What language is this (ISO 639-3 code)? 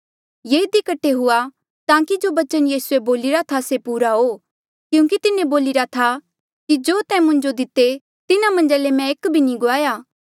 mjl